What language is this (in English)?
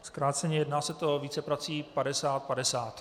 Czech